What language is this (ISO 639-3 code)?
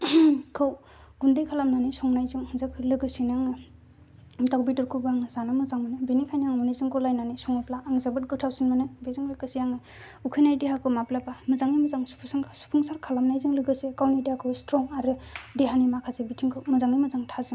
brx